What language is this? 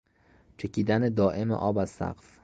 Persian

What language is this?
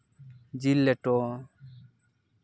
Santali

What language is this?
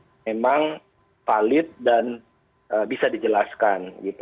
Indonesian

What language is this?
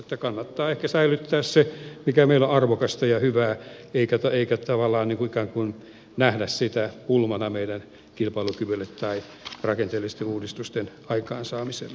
Finnish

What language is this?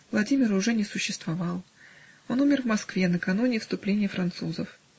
Russian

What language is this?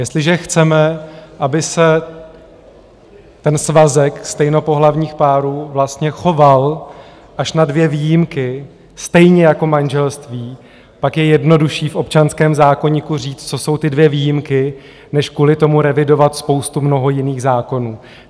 Czech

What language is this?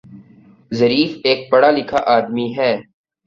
Urdu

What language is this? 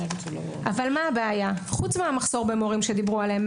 Hebrew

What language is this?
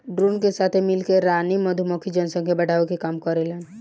Bhojpuri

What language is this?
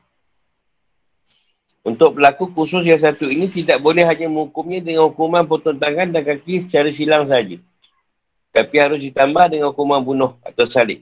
Malay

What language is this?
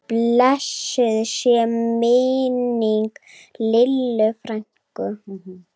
Icelandic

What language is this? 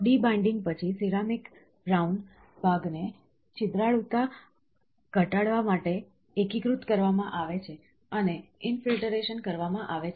Gujarati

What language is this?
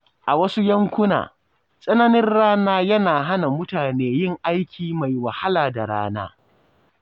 Hausa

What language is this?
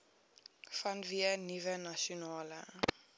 Afrikaans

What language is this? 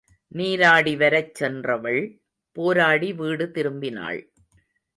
Tamil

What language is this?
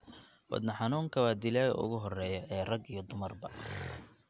Somali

